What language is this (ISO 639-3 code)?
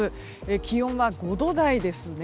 jpn